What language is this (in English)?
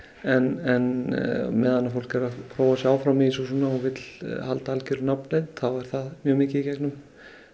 Icelandic